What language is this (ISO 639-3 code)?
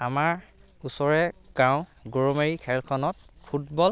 asm